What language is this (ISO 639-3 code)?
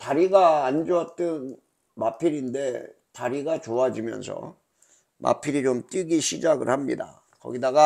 kor